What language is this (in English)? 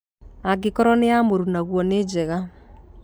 Kikuyu